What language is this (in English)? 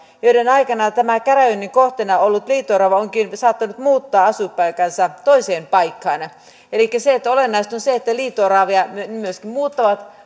Finnish